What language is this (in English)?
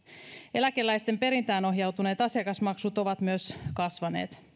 Finnish